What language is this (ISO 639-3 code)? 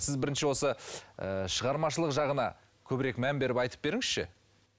kaz